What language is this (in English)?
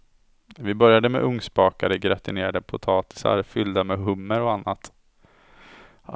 Swedish